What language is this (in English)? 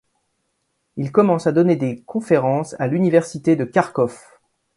French